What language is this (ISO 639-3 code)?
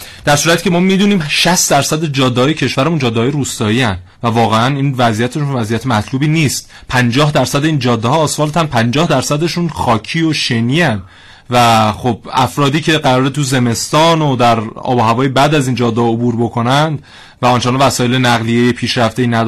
fas